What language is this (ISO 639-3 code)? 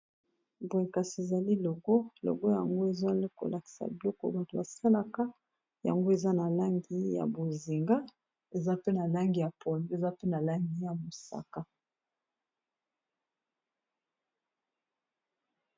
lin